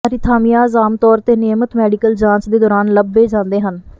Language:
Punjabi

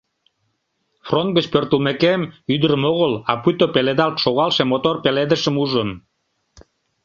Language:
Mari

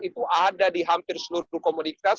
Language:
Indonesian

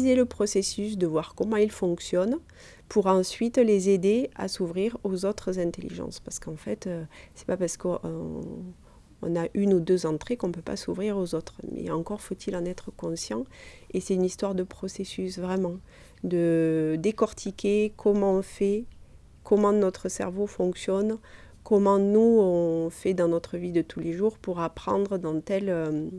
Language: French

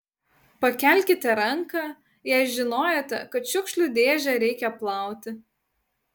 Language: Lithuanian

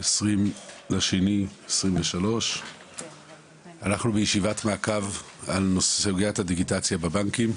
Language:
Hebrew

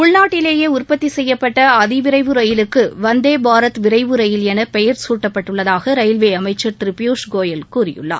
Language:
Tamil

